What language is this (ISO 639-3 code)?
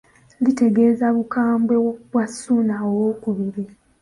lug